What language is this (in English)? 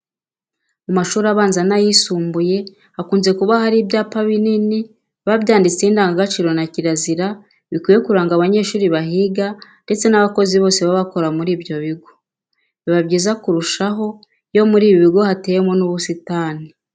Kinyarwanda